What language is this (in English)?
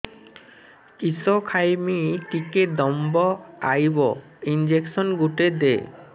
Odia